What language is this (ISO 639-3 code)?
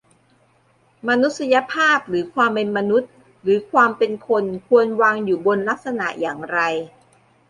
tha